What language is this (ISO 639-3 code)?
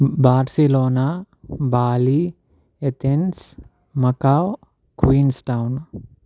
tel